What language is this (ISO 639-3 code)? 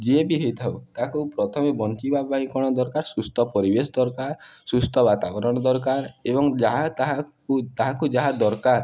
ori